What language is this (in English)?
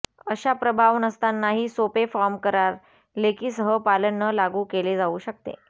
Marathi